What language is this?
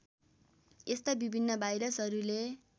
Nepali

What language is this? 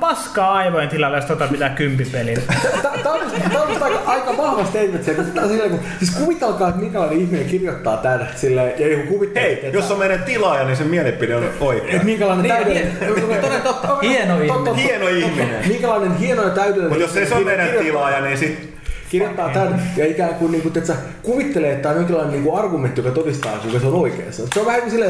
Finnish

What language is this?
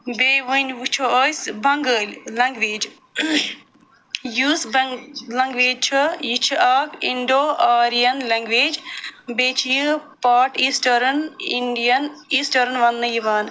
Kashmiri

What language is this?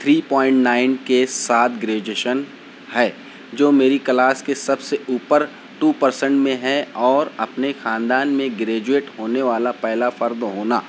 Urdu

